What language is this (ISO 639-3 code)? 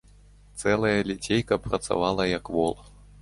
bel